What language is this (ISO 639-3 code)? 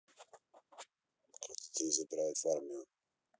rus